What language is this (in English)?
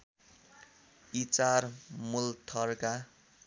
Nepali